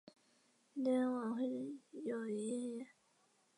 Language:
Chinese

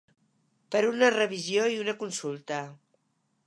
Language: Catalan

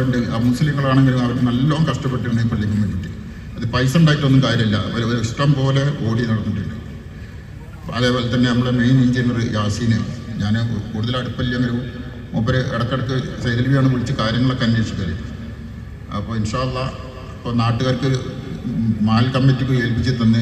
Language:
Malayalam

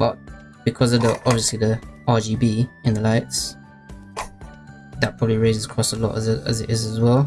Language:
English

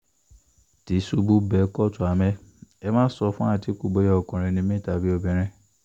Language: Yoruba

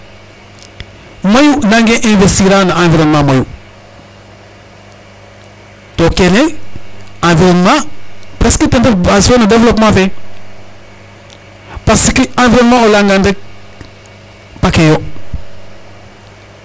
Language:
Serer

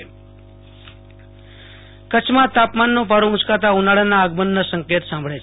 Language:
Gujarati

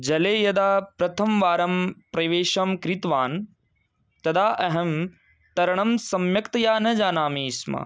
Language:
Sanskrit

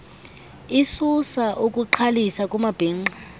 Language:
Xhosa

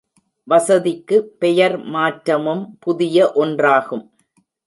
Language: Tamil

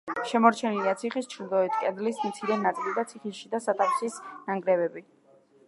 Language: Georgian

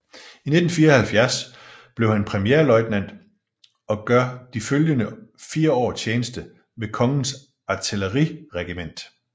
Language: Danish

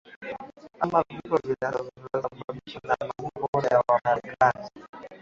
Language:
Swahili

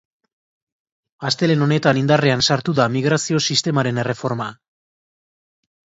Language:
Basque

